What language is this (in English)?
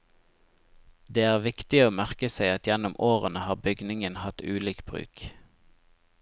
Norwegian